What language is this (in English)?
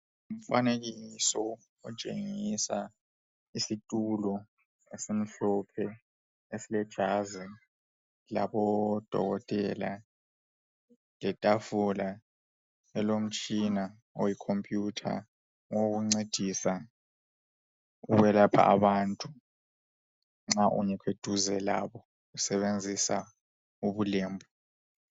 North Ndebele